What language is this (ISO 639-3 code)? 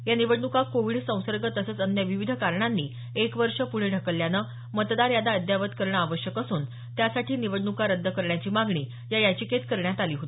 mar